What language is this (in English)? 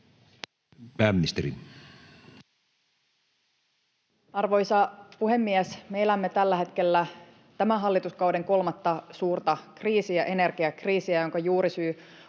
Finnish